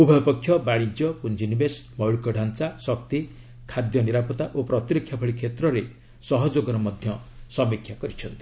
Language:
Odia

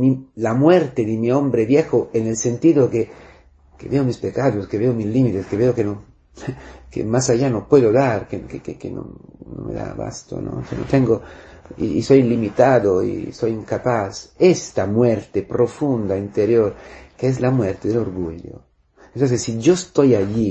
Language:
Spanish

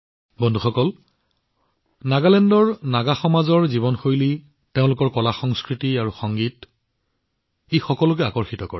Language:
Assamese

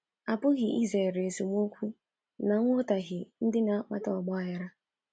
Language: Igbo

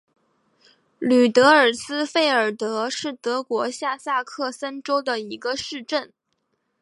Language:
Chinese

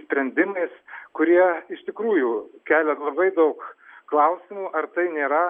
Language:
Lithuanian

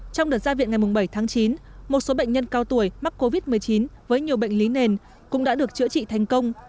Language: Vietnamese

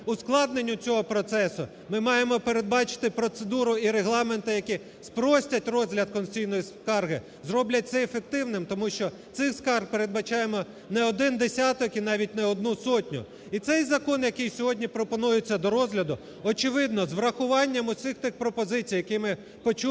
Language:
Ukrainian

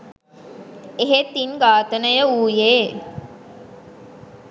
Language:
Sinhala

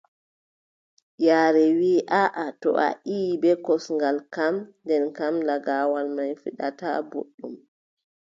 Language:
Adamawa Fulfulde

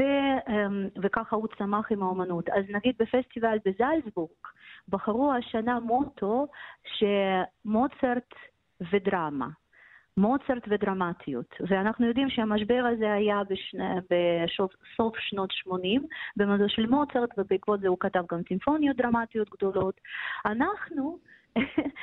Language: Hebrew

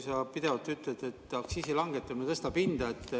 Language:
Estonian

